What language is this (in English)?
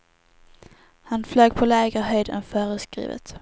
Swedish